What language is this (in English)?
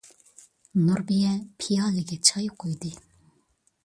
Uyghur